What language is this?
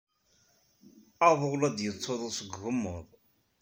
Kabyle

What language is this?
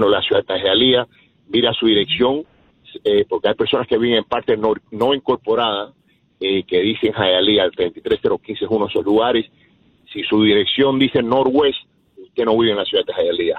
Spanish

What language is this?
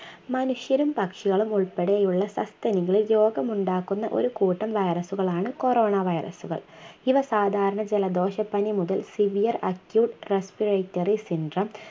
Malayalam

